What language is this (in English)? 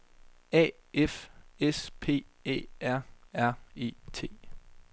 Danish